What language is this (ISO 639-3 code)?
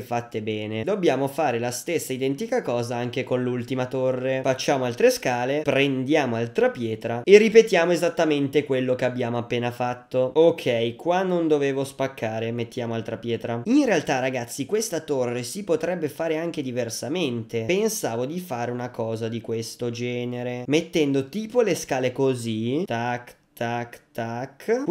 ita